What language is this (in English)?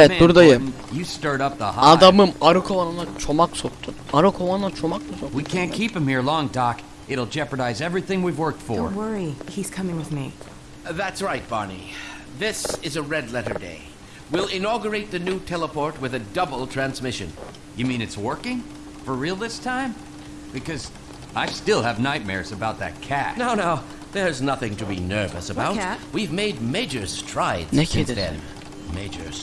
Turkish